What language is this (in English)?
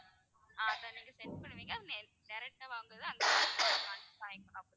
Tamil